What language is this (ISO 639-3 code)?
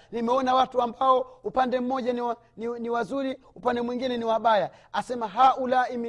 swa